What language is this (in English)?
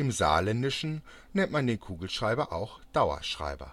German